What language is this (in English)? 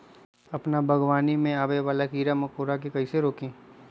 Magahi